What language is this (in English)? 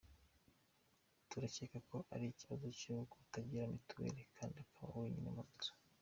Kinyarwanda